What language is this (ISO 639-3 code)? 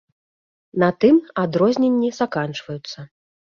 bel